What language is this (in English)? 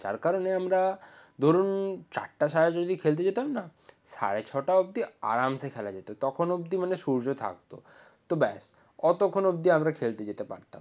Bangla